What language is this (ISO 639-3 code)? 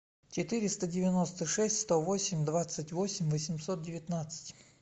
rus